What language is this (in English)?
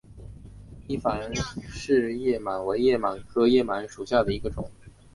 Chinese